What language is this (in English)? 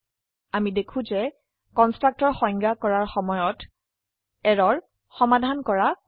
Assamese